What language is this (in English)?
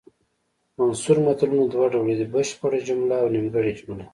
Pashto